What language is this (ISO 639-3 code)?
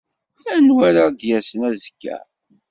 kab